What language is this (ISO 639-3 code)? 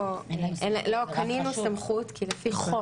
heb